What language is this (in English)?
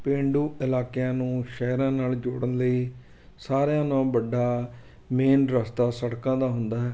Punjabi